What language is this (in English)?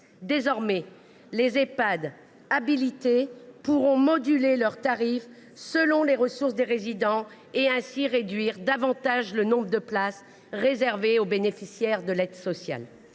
French